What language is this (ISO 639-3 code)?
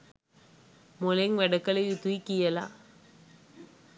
sin